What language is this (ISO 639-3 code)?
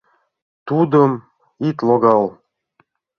chm